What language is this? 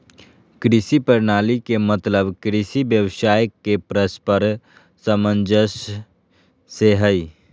Magahi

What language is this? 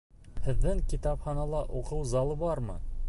Bashkir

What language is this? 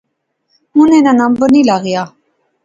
Pahari-Potwari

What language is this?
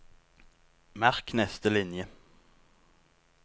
Norwegian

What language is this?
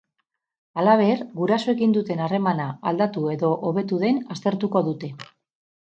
Basque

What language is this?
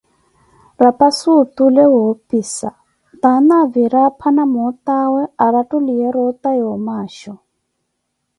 Koti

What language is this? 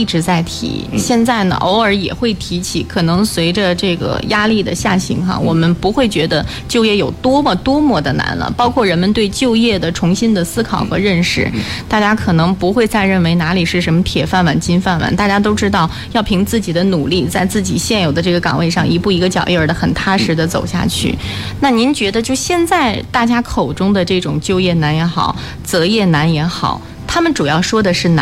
Chinese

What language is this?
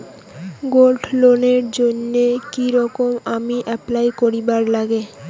Bangla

